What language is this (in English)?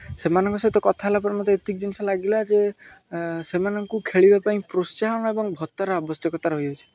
Odia